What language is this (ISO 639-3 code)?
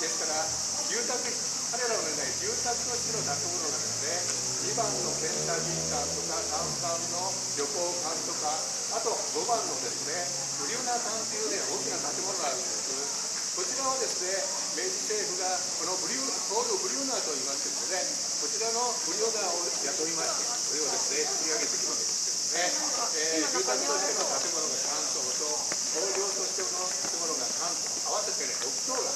jpn